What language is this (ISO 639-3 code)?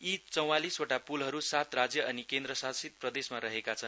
nep